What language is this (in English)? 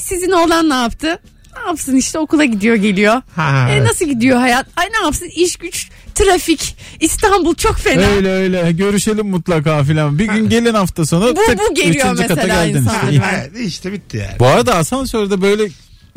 Turkish